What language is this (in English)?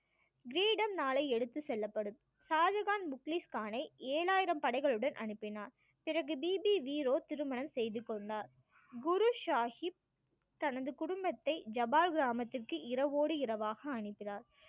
Tamil